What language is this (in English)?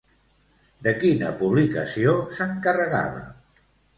Catalan